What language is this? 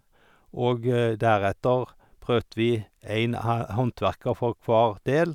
Norwegian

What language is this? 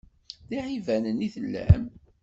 Kabyle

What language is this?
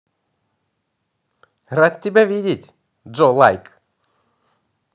Russian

